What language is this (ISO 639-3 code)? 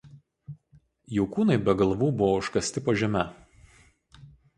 lit